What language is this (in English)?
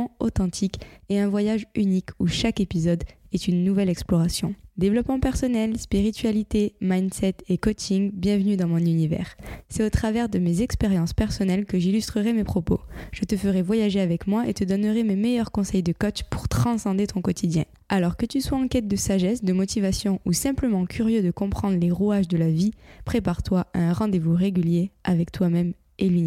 French